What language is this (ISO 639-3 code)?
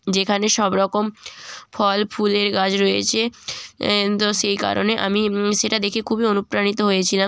ben